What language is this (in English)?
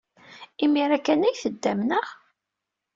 Kabyle